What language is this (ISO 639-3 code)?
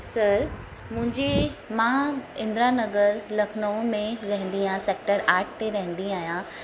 snd